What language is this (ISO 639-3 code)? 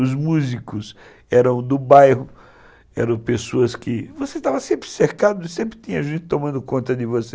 por